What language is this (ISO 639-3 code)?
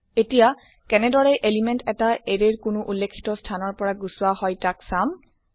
asm